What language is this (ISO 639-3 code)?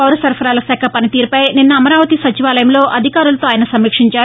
tel